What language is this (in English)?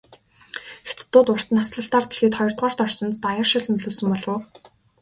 Mongolian